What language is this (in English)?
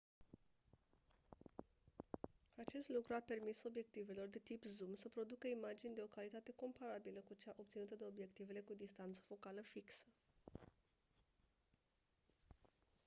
Romanian